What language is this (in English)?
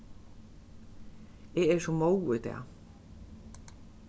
Faroese